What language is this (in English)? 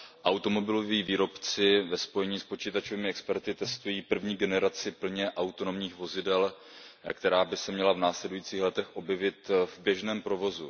Czech